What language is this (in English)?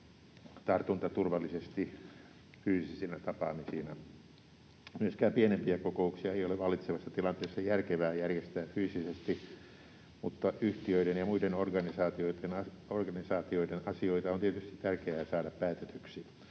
Finnish